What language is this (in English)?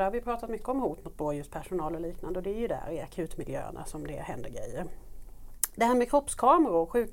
Swedish